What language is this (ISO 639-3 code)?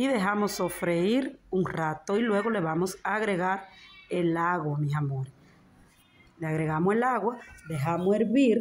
spa